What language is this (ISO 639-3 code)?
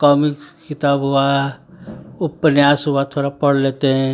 hin